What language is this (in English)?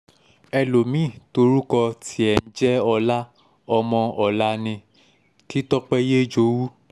Yoruba